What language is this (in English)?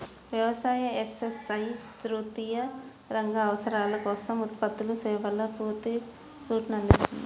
Telugu